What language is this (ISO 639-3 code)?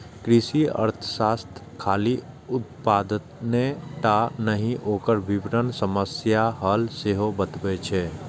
mai